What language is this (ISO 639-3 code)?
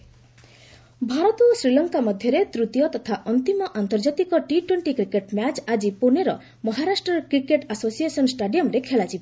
ori